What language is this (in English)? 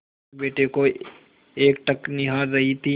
Hindi